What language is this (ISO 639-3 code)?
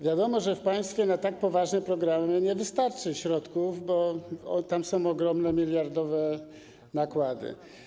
pol